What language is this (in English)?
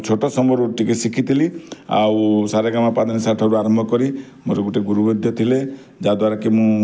Odia